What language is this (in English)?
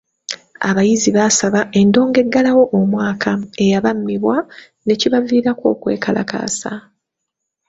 Ganda